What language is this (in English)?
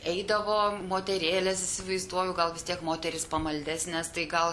Lithuanian